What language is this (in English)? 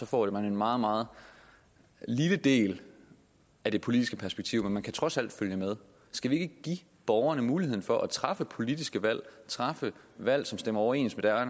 Danish